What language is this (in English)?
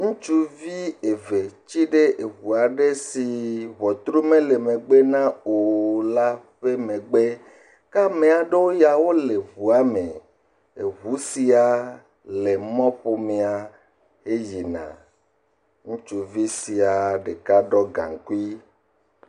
Ewe